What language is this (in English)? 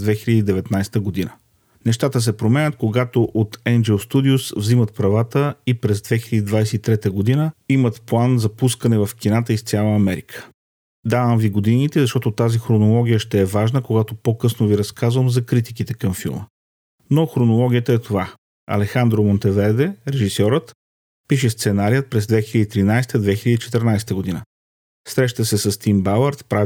Bulgarian